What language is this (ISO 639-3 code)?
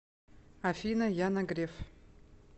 rus